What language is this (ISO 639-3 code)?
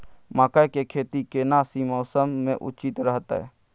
mai